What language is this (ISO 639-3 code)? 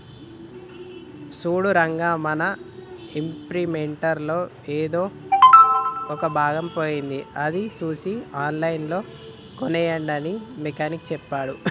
tel